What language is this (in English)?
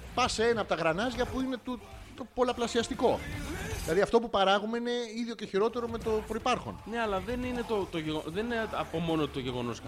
Greek